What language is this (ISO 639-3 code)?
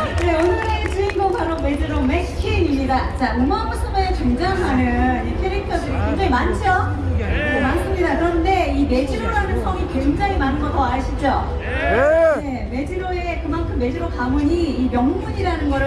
kor